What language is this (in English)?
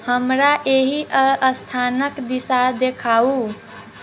Maithili